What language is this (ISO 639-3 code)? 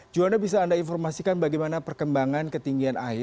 ind